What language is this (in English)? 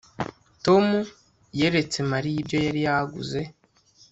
Kinyarwanda